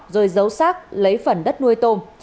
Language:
Vietnamese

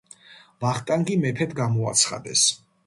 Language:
Georgian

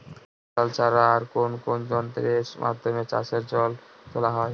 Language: Bangla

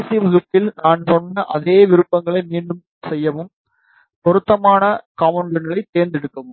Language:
Tamil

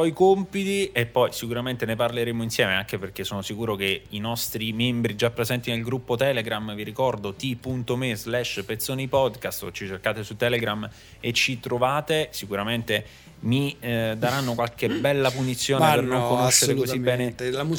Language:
Italian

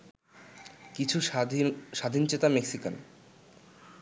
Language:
Bangla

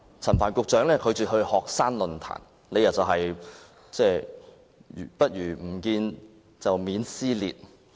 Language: Cantonese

